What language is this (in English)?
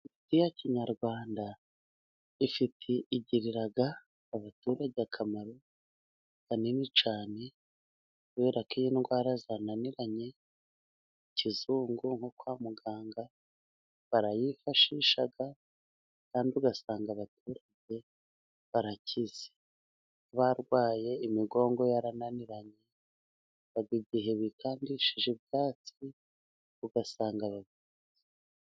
Kinyarwanda